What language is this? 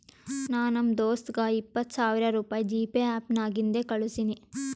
Kannada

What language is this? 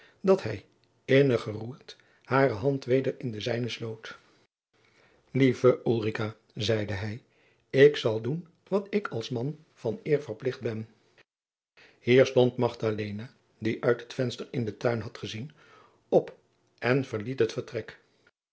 Dutch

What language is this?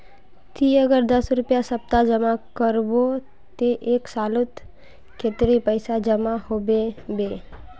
Magahi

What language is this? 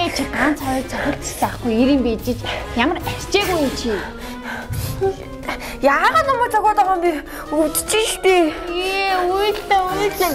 Romanian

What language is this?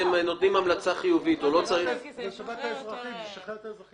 Hebrew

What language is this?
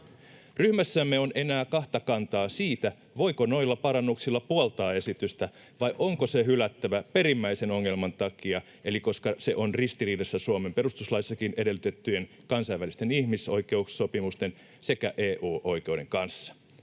Finnish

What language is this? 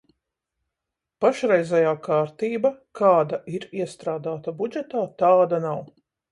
Latvian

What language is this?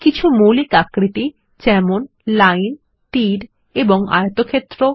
Bangla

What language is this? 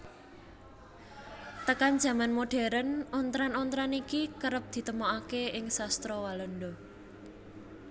Javanese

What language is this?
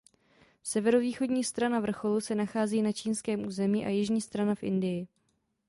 Czech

